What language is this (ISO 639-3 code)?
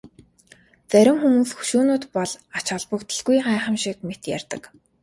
mon